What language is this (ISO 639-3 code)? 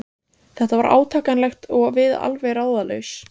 isl